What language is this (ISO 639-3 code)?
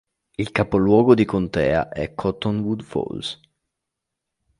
ita